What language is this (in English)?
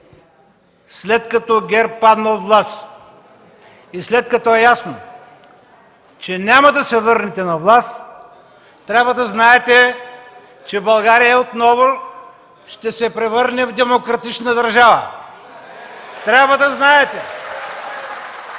Bulgarian